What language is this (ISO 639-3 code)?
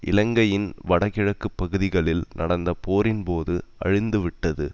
tam